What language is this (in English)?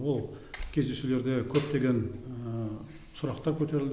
Kazakh